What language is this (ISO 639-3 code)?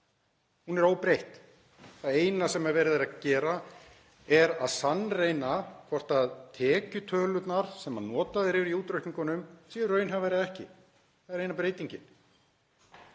isl